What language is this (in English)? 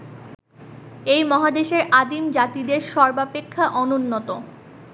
Bangla